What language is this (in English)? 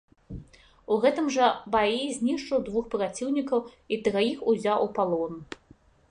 Belarusian